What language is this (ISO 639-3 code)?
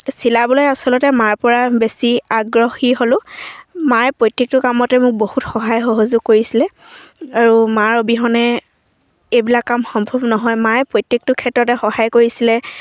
asm